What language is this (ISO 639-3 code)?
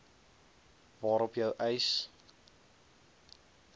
afr